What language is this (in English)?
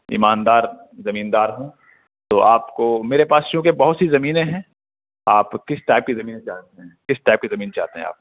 Urdu